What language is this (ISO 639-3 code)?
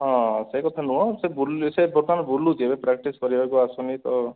ori